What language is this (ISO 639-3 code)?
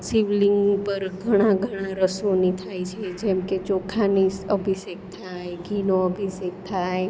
guj